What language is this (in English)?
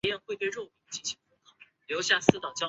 Chinese